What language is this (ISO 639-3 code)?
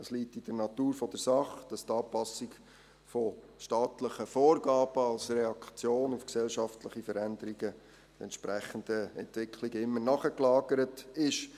gsw